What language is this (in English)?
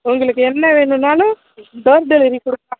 Tamil